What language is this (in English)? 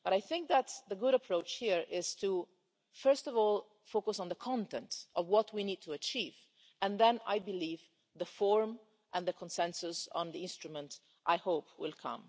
English